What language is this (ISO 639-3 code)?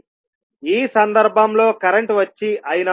tel